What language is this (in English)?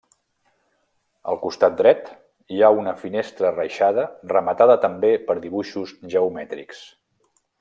Catalan